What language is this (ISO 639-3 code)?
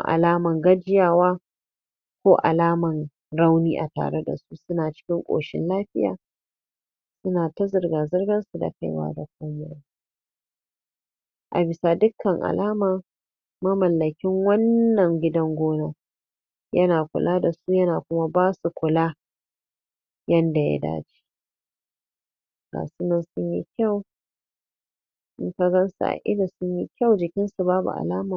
hau